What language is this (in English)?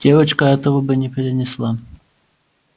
Russian